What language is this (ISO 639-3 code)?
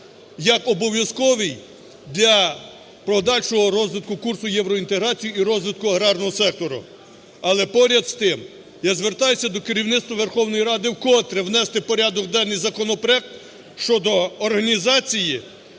ukr